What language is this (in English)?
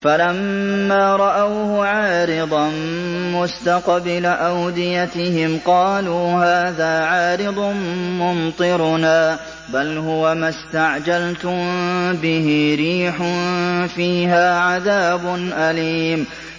Arabic